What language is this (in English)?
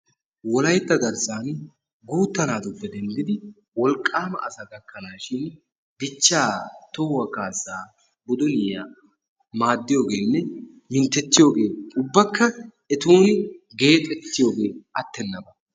Wolaytta